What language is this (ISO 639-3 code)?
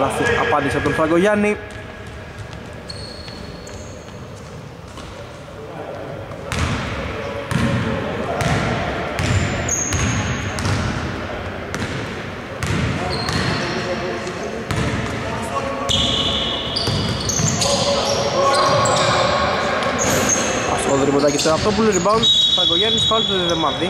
ell